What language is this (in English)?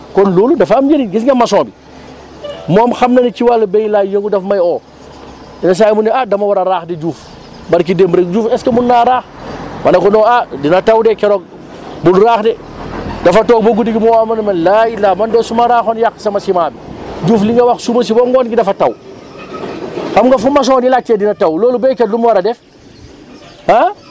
Wolof